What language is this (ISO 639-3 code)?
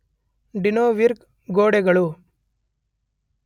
kan